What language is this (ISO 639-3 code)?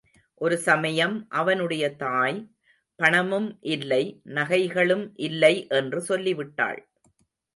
tam